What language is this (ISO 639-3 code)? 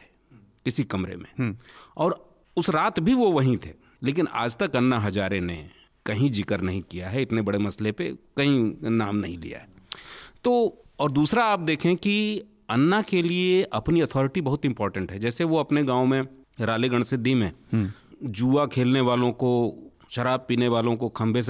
hin